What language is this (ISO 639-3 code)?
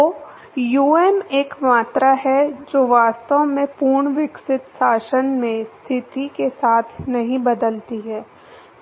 hin